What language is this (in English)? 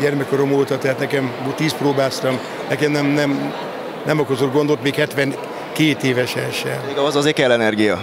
Hungarian